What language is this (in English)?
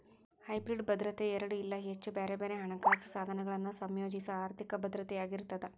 Kannada